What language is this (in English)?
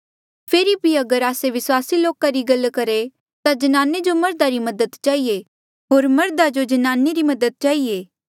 Mandeali